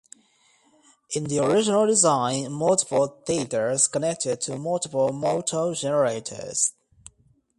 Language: English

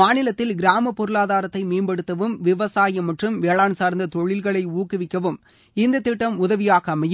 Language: Tamil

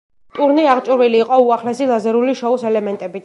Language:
Georgian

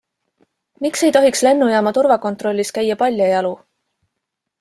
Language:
Estonian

